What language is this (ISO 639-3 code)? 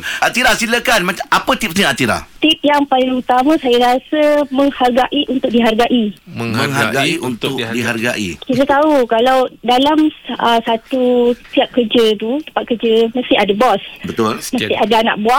msa